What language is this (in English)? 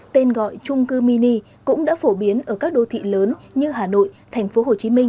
Vietnamese